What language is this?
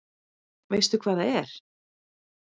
Icelandic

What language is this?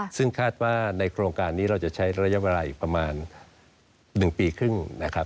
Thai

